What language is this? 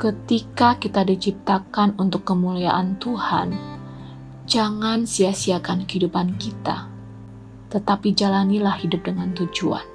Indonesian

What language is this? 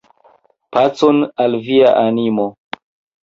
Esperanto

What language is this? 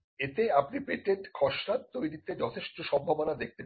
Bangla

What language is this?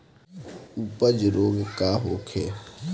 Bhojpuri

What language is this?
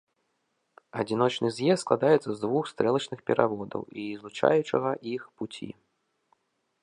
Belarusian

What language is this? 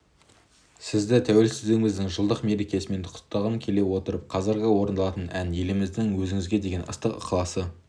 Kazakh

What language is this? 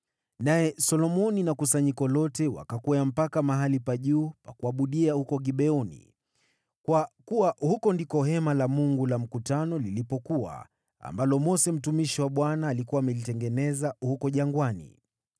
Swahili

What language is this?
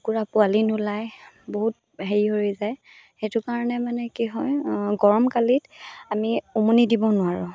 Assamese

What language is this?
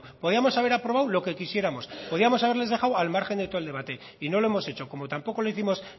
Spanish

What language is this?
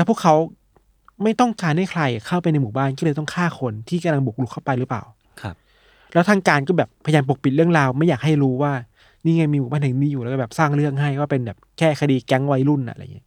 Thai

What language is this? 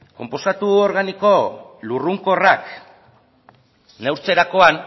Basque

